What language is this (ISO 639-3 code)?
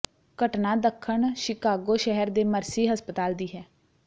pan